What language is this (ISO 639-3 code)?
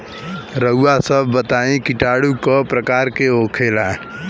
bho